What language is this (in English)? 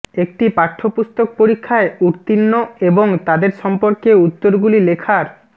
Bangla